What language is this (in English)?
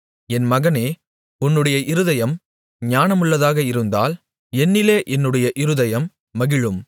Tamil